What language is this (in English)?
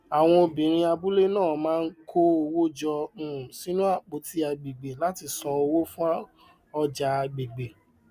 Yoruba